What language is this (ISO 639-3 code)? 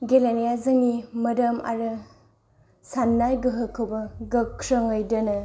brx